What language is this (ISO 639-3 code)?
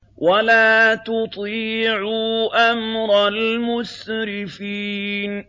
ara